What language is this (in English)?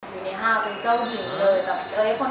Thai